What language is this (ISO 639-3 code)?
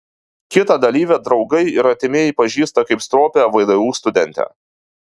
lit